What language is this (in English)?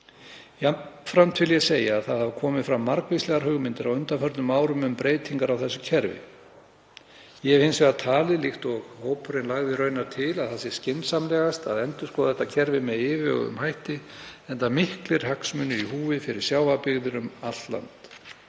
Icelandic